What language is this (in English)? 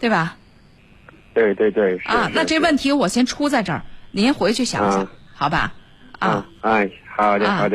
Chinese